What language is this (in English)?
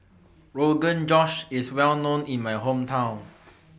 English